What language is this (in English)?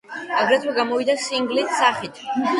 Georgian